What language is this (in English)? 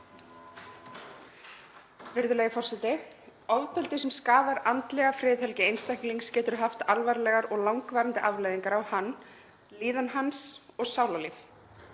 Icelandic